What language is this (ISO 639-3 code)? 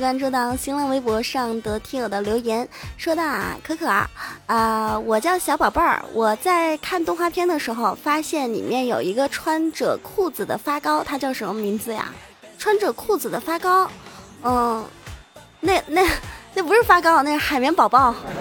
zho